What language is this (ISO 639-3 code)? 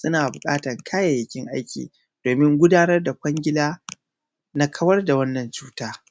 hau